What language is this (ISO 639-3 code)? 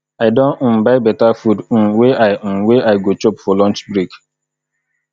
pcm